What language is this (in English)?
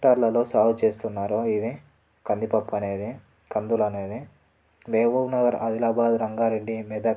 Telugu